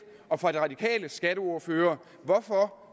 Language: Danish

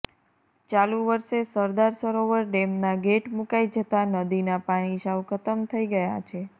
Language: Gujarati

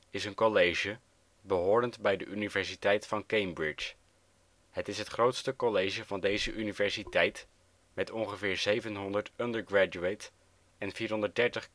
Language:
Dutch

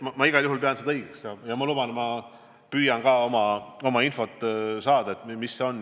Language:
Estonian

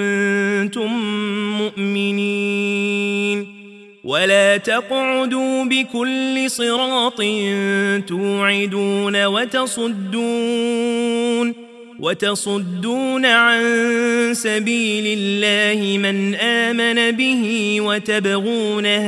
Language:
Arabic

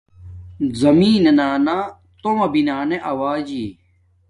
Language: Domaaki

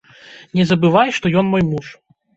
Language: Belarusian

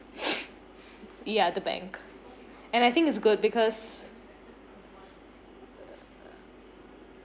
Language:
English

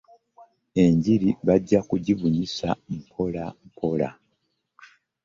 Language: Ganda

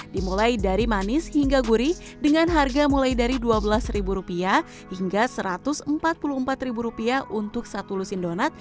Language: Indonesian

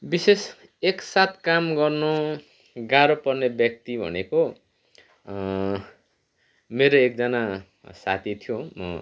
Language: Nepali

